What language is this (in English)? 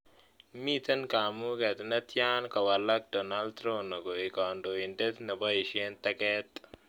Kalenjin